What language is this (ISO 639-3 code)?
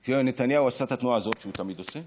heb